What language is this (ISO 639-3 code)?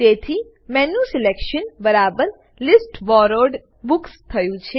guj